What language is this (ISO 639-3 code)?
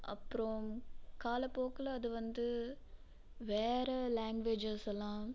tam